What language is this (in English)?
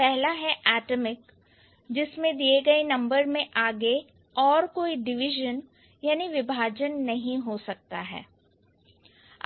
Hindi